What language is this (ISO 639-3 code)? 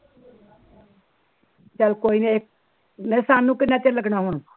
pan